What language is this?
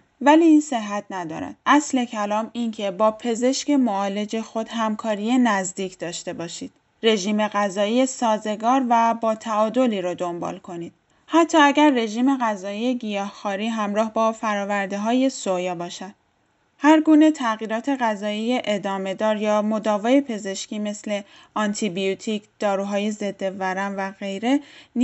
Persian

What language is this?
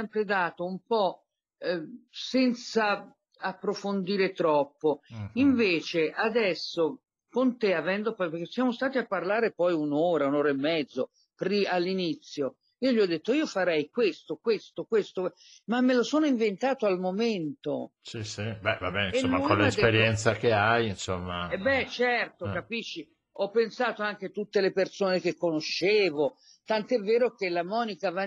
Italian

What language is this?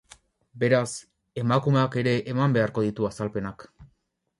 Basque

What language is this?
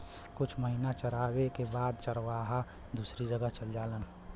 Bhojpuri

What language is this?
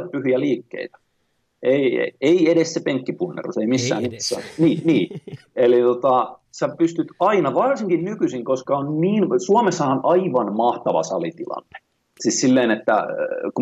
Finnish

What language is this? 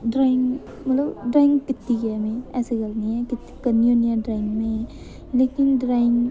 Dogri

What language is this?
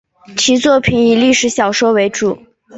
Chinese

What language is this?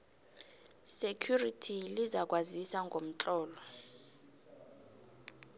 South Ndebele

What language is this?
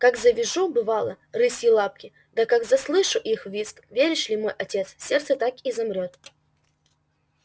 Russian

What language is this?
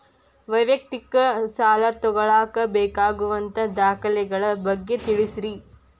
Kannada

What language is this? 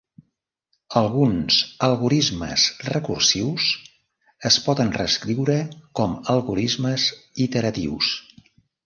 Catalan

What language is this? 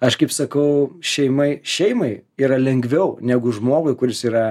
Lithuanian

